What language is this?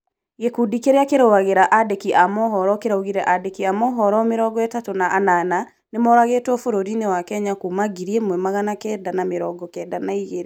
Kikuyu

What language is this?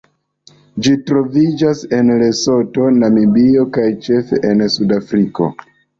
Esperanto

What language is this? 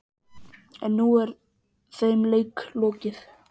Icelandic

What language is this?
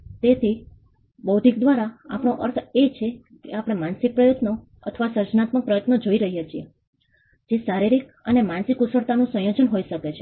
Gujarati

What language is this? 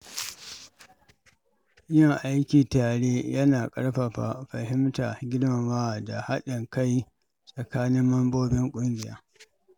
Hausa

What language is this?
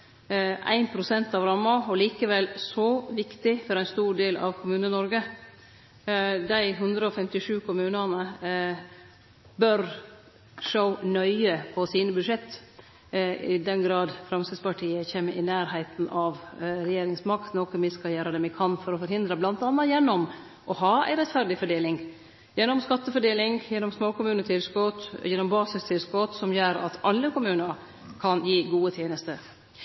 Norwegian Nynorsk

